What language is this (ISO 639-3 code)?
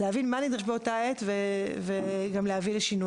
heb